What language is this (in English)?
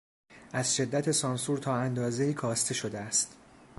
Persian